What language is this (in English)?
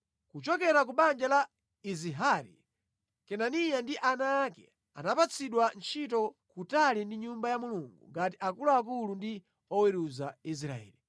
Nyanja